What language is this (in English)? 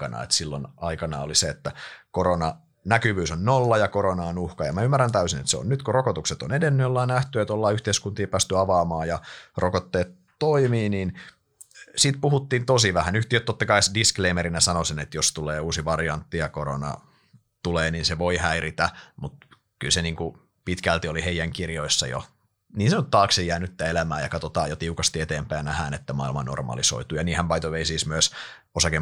Finnish